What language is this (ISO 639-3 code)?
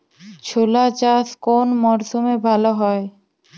ben